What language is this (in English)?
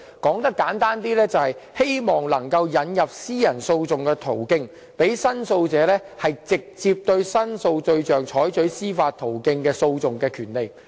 Cantonese